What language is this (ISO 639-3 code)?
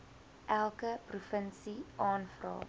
afr